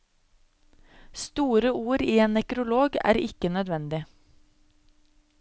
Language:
Norwegian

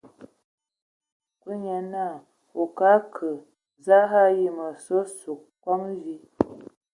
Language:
Ewondo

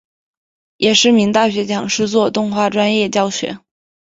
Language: Chinese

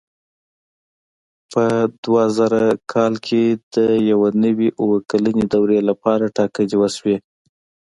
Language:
Pashto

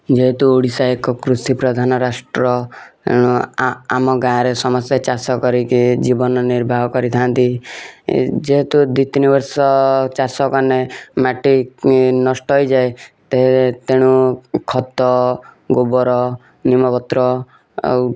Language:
Odia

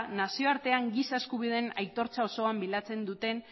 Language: Basque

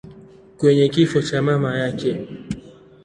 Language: Swahili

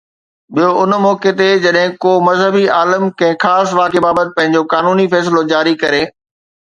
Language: Sindhi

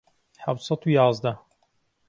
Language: Central Kurdish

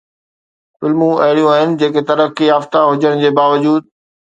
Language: Sindhi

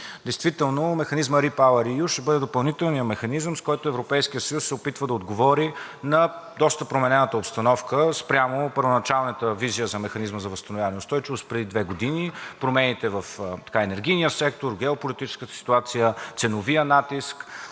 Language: Bulgarian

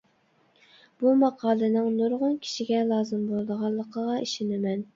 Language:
Uyghur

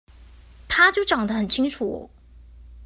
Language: Chinese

